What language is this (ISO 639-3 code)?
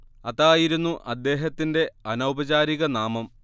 mal